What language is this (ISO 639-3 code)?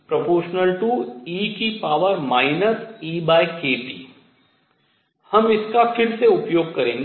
hin